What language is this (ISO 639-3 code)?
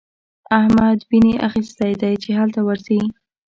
pus